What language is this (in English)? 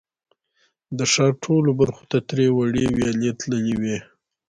Pashto